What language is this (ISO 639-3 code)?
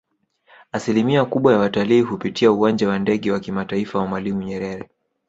swa